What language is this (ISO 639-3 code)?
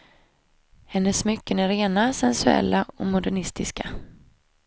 swe